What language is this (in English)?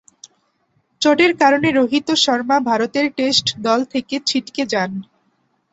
Bangla